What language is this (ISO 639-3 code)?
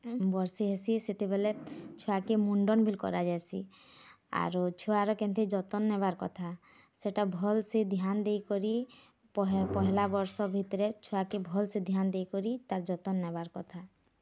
ori